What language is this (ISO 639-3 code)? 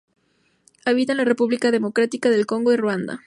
spa